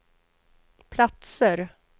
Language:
Swedish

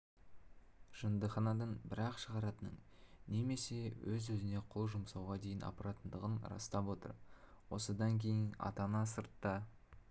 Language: Kazakh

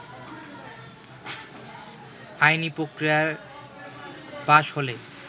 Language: Bangla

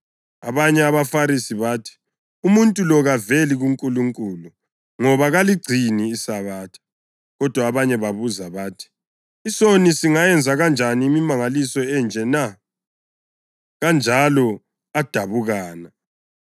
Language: North Ndebele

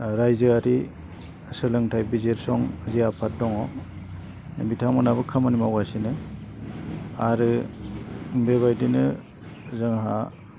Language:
Bodo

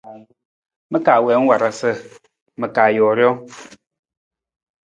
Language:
Nawdm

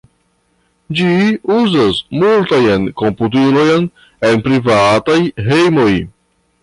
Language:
Esperanto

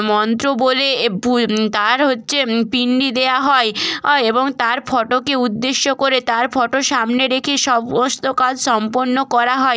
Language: Bangla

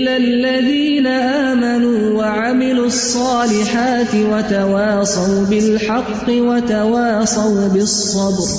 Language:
Urdu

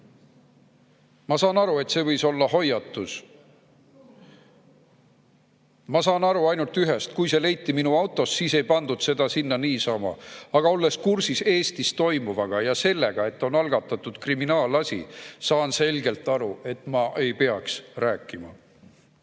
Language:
Estonian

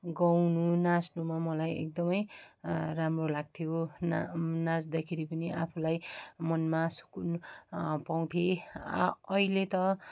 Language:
Nepali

